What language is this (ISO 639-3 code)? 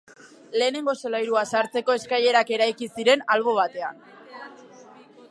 eus